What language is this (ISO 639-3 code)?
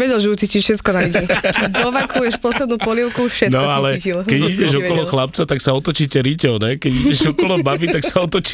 slk